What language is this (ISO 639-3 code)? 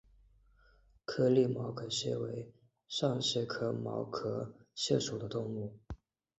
zho